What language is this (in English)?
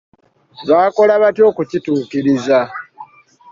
Ganda